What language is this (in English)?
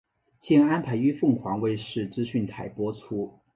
Chinese